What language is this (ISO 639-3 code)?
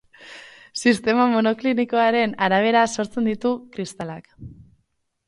eus